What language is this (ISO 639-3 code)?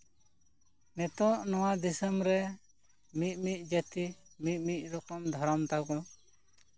sat